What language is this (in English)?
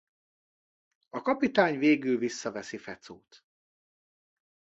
Hungarian